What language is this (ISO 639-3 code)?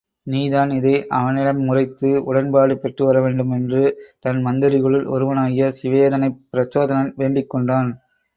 tam